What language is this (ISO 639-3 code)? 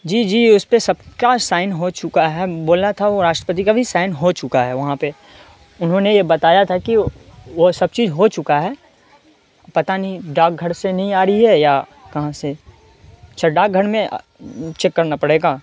urd